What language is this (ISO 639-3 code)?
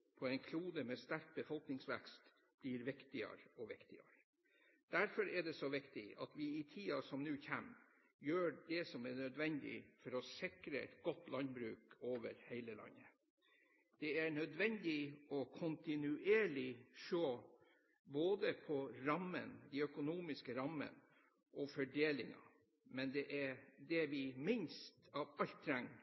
nob